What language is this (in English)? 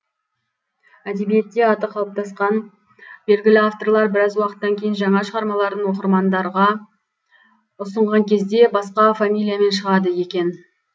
Kazakh